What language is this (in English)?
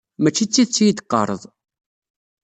Kabyle